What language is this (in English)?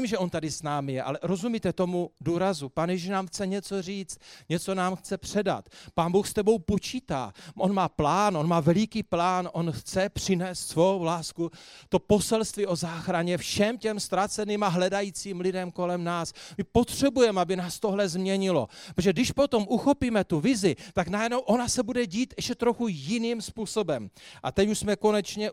Czech